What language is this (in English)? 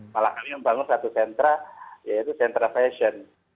Indonesian